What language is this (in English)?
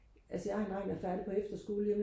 Danish